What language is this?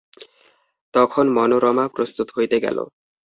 Bangla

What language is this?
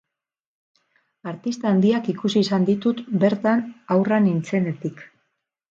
Basque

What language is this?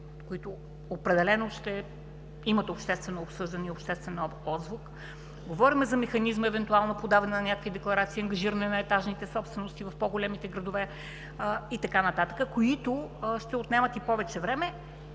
Bulgarian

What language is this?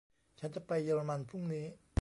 Thai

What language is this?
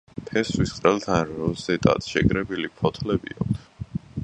Georgian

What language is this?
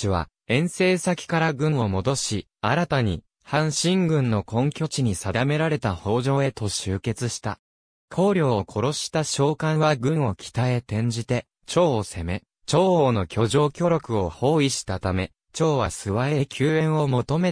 Japanese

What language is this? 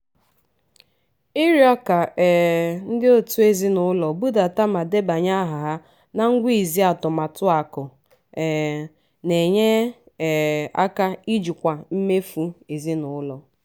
Igbo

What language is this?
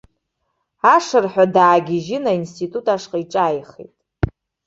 Abkhazian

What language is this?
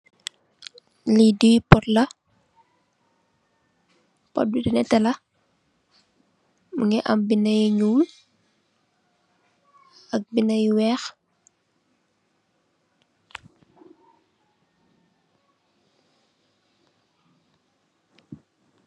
Wolof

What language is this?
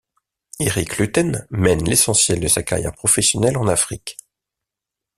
French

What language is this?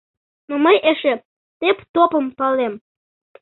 Mari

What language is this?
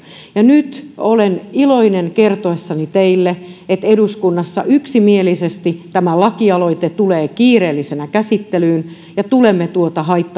Finnish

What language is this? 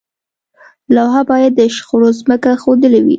Pashto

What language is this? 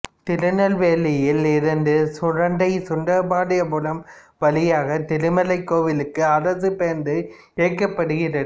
Tamil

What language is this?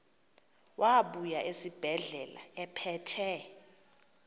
Xhosa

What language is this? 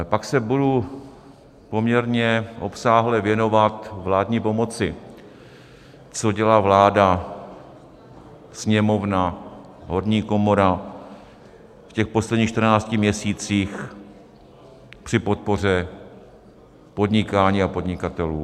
Czech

